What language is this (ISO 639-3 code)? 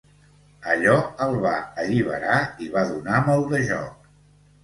cat